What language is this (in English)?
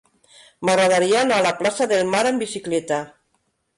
Catalan